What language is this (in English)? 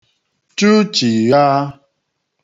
Igbo